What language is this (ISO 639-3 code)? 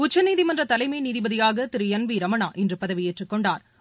tam